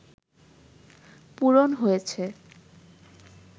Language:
Bangla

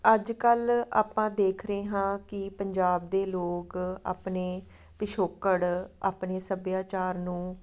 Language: Punjabi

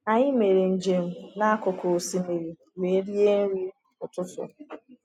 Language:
Igbo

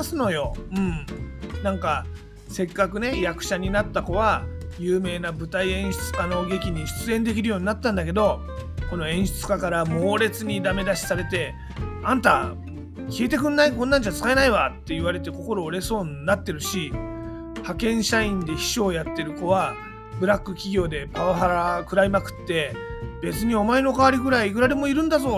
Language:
Japanese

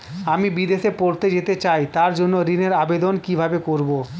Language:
Bangla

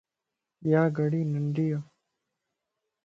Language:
Lasi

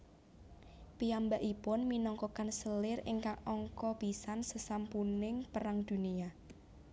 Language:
Javanese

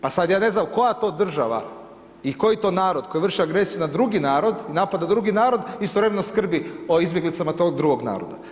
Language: Croatian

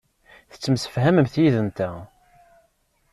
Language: Kabyle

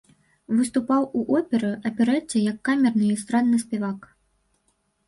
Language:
Belarusian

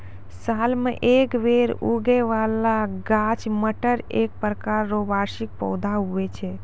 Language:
Maithili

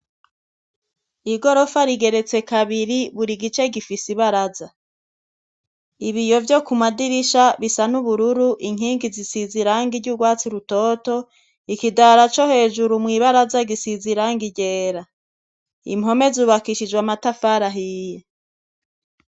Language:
Rundi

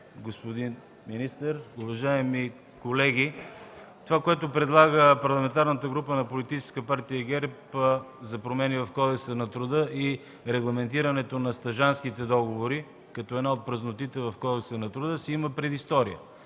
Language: Bulgarian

